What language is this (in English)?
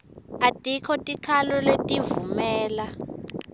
Swati